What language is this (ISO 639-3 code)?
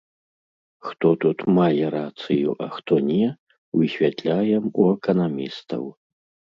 bel